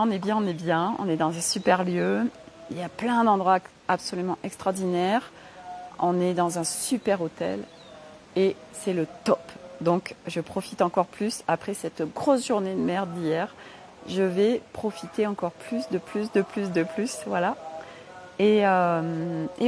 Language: French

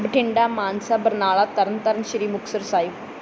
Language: Punjabi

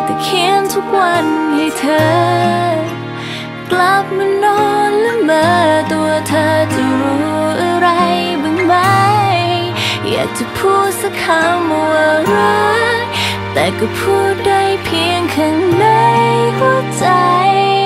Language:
Thai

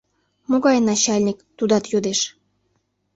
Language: Mari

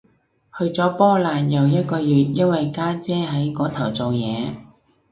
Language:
Cantonese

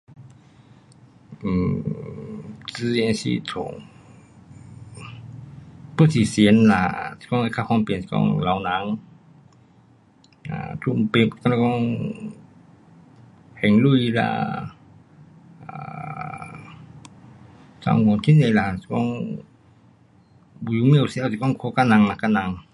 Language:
Pu-Xian Chinese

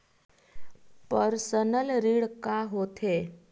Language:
Chhattisgarhi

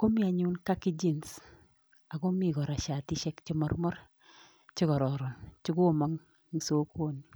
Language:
Kalenjin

